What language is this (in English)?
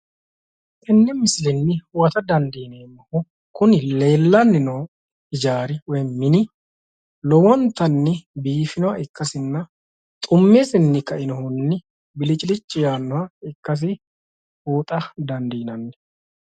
Sidamo